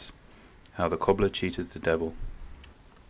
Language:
English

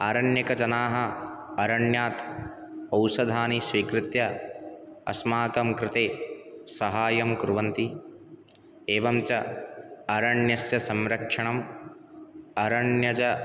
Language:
Sanskrit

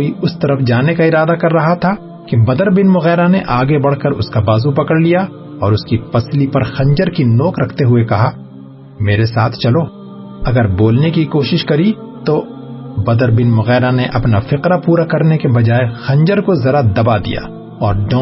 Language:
Urdu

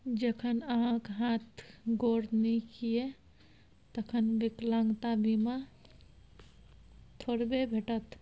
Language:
Maithili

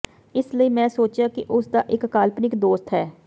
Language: Punjabi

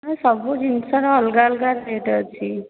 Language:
Odia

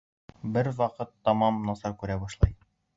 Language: Bashkir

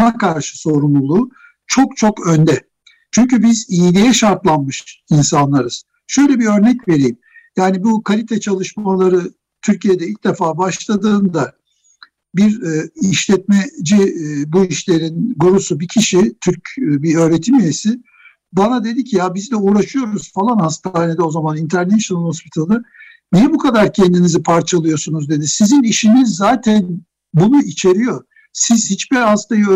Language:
Turkish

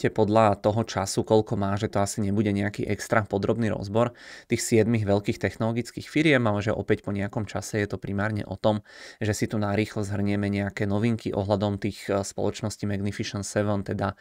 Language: Slovak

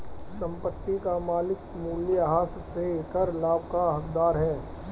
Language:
Hindi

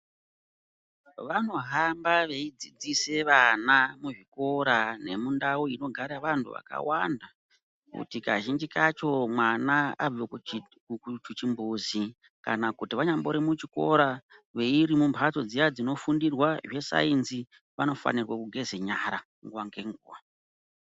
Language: Ndau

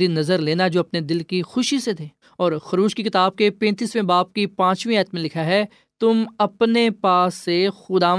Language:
Urdu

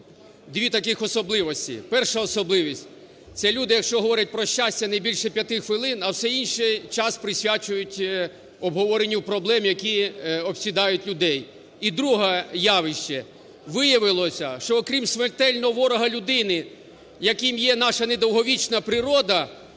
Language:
Ukrainian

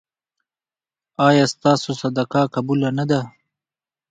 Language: Pashto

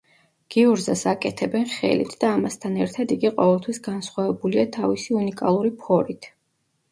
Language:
Georgian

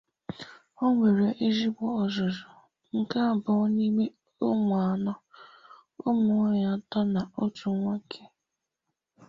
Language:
Igbo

